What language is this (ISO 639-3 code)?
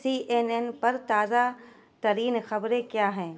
urd